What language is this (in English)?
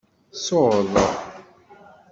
Kabyle